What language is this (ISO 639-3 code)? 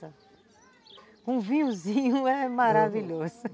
por